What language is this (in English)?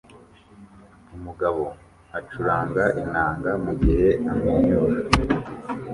Kinyarwanda